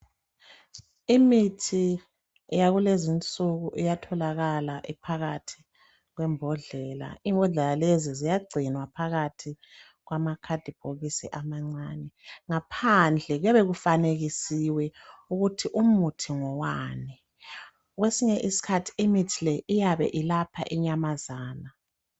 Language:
North Ndebele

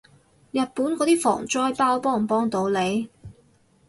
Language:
Cantonese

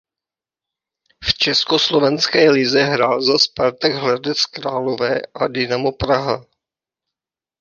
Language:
Czech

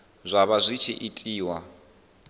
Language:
Venda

